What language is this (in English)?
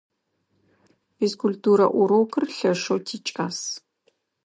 Adyghe